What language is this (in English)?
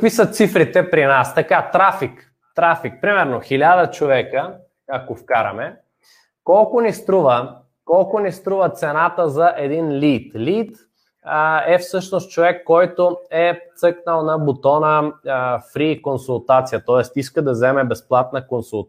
Bulgarian